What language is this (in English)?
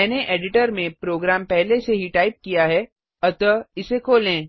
Hindi